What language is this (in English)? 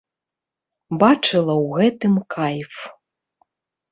Belarusian